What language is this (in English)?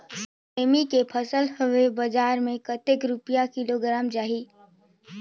Chhattisgarhi